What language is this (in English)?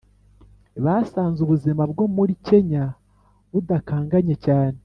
Kinyarwanda